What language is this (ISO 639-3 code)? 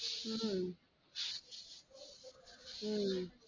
tam